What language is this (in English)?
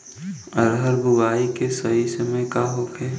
Bhojpuri